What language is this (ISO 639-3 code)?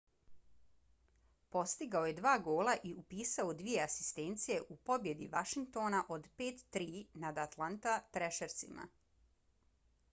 bos